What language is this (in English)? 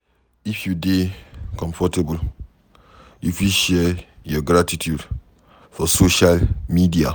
Nigerian Pidgin